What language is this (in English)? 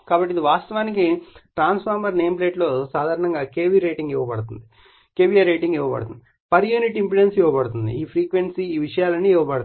Telugu